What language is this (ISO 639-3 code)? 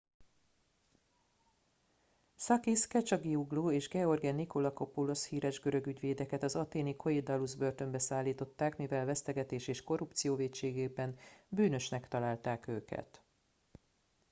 hun